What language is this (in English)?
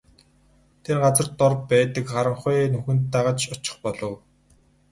Mongolian